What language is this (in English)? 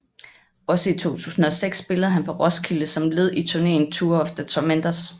Danish